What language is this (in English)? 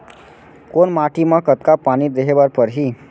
Chhattisgarhi